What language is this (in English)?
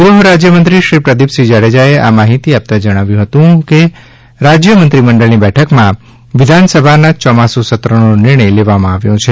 Gujarati